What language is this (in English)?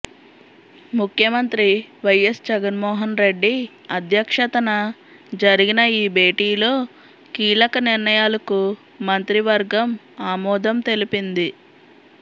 Telugu